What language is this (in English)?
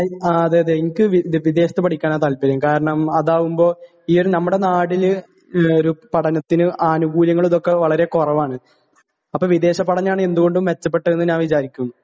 Malayalam